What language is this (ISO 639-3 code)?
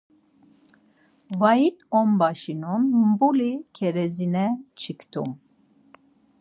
lzz